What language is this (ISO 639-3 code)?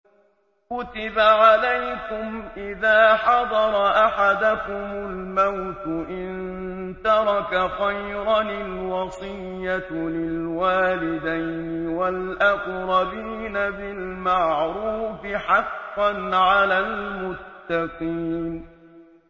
ara